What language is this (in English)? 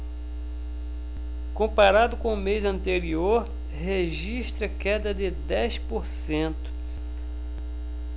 Portuguese